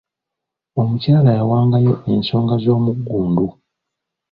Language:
Ganda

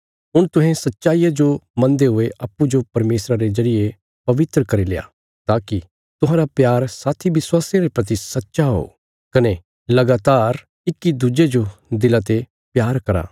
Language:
Bilaspuri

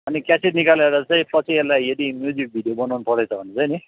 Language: Nepali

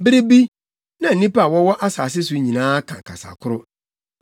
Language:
Akan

